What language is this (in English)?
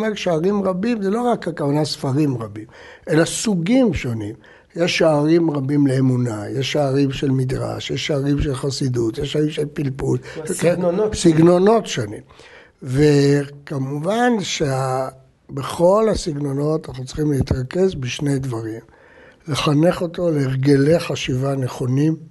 Hebrew